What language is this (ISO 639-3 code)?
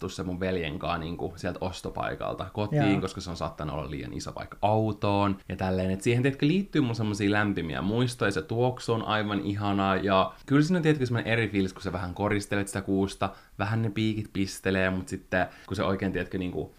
fin